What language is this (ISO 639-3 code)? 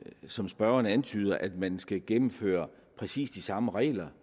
dan